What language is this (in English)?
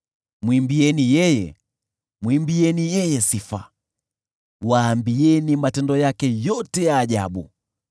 Swahili